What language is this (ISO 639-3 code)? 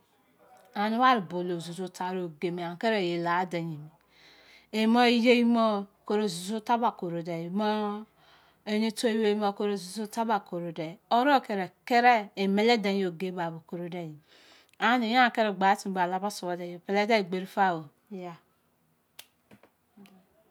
ijc